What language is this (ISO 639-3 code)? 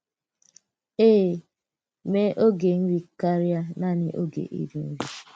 ibo